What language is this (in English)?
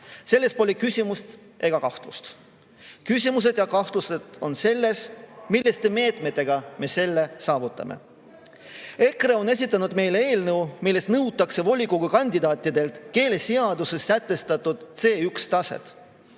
Estonian